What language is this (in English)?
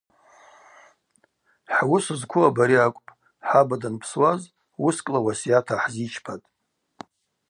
Abaza